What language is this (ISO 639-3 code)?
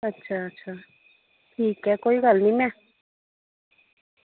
doi